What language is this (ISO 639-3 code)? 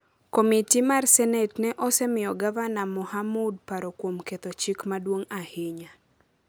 luo